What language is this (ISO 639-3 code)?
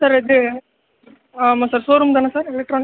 tam